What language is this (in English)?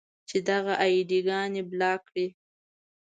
Pashto